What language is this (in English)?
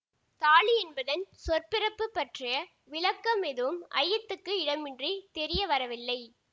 Tamil